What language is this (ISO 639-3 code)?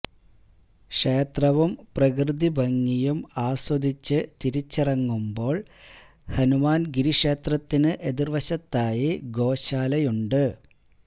mal